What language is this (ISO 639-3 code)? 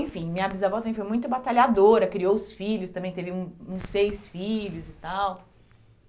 por